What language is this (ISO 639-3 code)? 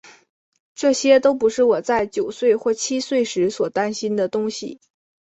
zho